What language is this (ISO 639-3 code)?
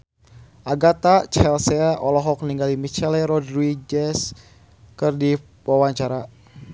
sun